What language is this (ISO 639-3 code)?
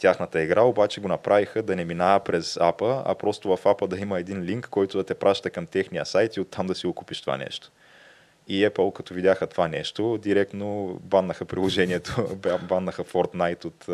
bul